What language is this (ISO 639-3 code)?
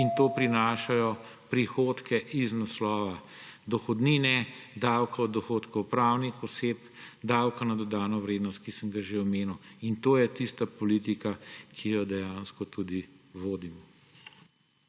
slv